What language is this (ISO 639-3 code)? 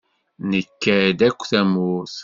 kab